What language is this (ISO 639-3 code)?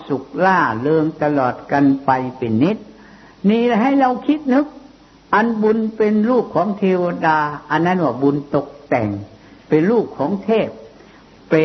tha